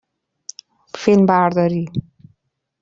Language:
Persian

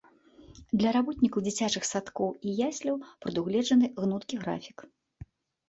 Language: Belarusian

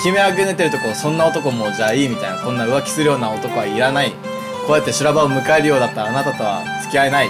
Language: Japanese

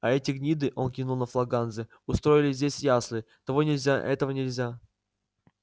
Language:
Russian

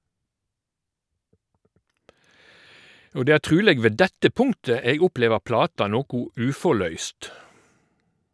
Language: Norwegian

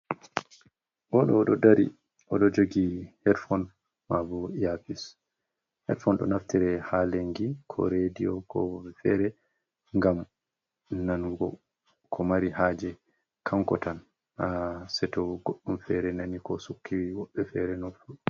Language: Fula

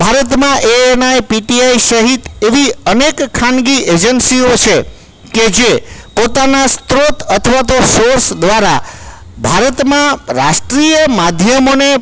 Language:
Gujarati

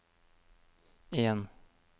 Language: Norwegian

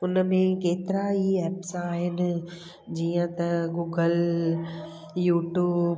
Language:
Sindhi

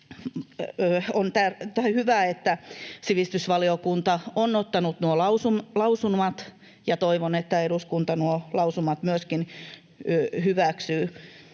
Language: Finnish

